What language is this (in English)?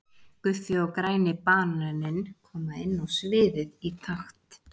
Icelandic